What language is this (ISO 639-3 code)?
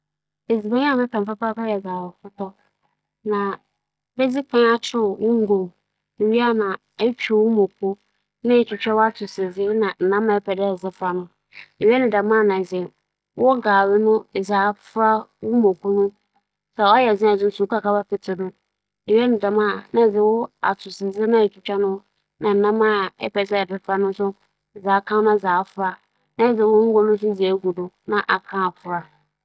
aka